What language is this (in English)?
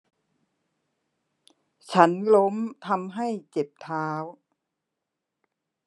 Thai